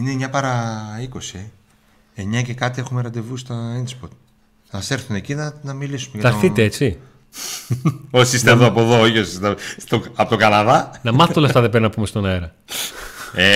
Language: Greek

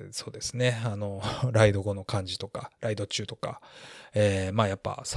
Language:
Japanese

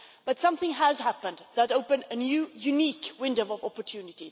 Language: English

